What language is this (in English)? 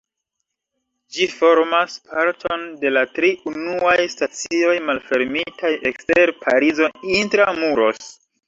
Esperanto